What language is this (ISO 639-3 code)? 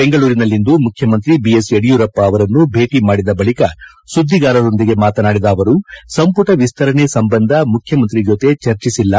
kan